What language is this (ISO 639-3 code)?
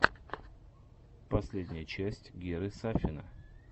rus